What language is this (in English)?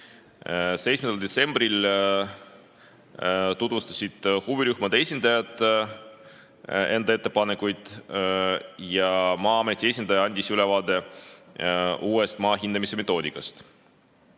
Estonian